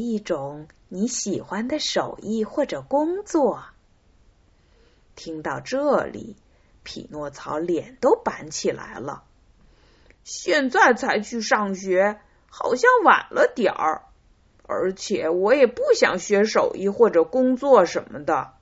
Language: Chinese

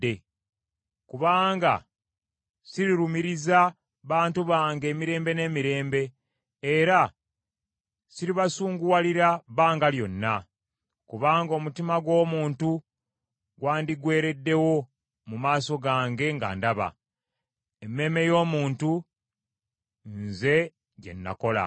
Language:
Ganda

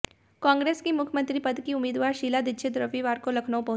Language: Hindi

